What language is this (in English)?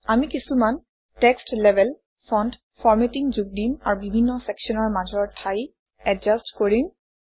Assamese